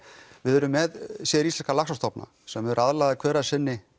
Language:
Icelandic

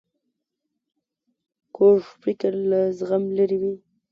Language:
Pashto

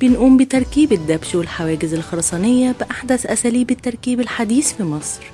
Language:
Arabic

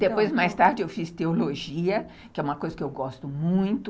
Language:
Portuguese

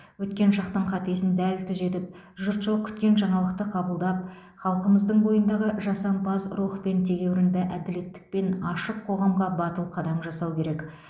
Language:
Kazakh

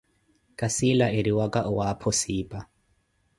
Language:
Koti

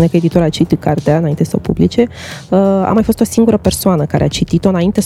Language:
Romanian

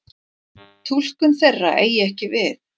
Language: Icelandic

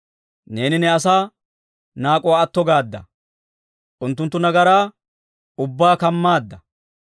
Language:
Dawro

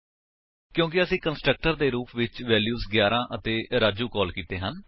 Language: Punjabi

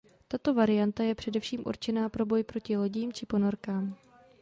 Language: Czech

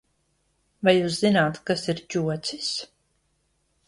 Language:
Latvian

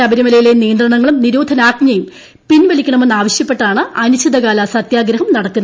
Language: Malayalam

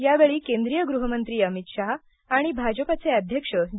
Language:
Marathi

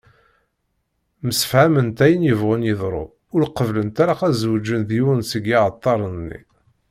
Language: Kabyle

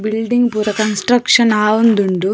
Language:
Tulu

